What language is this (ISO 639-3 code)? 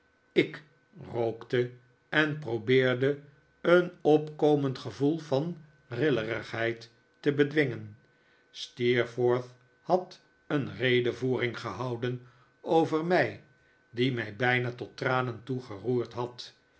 nld